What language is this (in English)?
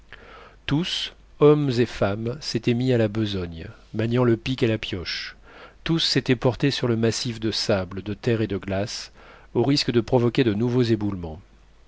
French